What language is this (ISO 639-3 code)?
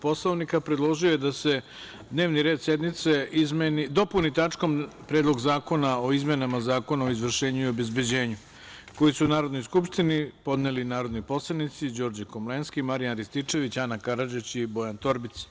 srp